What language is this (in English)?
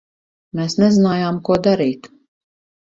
Latvian